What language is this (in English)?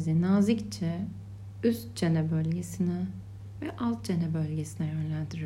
Turkish